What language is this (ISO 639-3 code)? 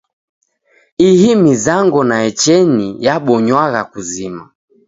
dav